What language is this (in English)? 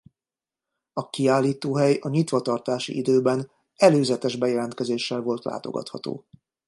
Hungarian